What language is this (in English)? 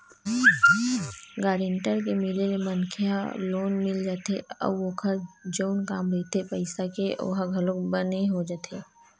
Chhattisgarhi